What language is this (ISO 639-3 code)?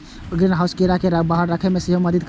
mai